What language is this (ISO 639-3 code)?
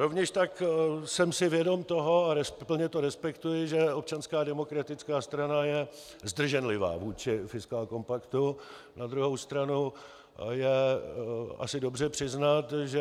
ces